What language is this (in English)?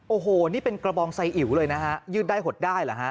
Thai